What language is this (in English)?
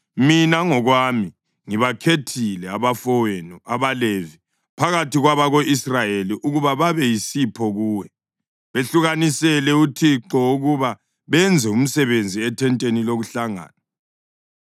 North Ndebele